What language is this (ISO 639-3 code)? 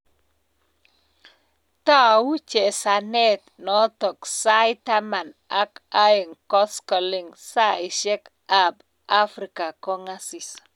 kln